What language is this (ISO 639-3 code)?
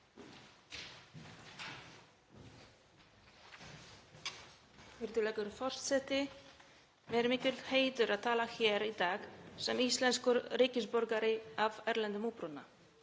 isl